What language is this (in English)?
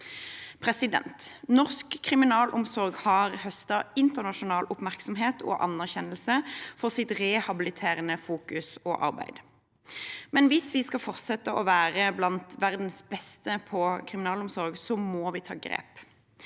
Norwegian